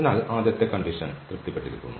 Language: Malayalam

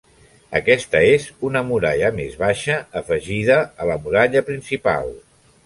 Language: Catalan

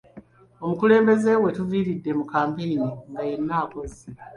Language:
Ganda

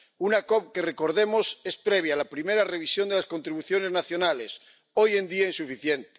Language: Spanish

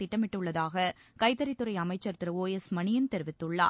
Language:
Tamil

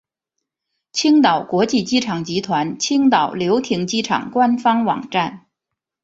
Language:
Chinese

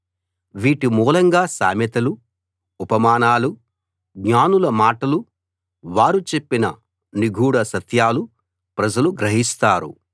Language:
Telugu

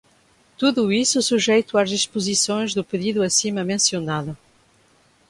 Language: Portuguese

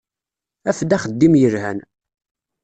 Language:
Kabyle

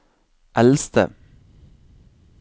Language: Norwegian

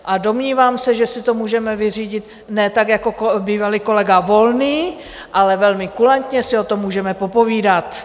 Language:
Czech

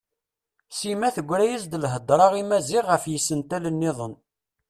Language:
Kabyle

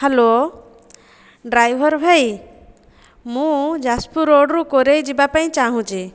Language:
Odia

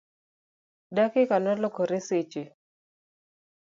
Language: Luo (Kenya and Tanzania)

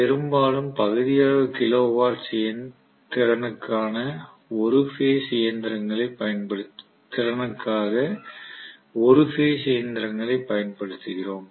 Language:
Tamil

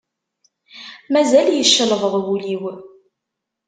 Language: Kabyle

